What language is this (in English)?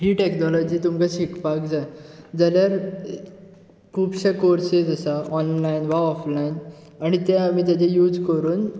Konkani